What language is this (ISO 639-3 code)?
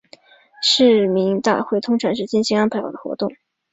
zho